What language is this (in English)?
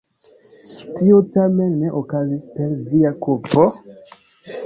Esperanto